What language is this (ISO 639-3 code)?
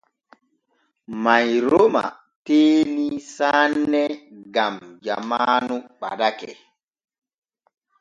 fue